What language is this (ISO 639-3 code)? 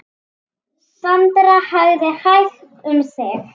isl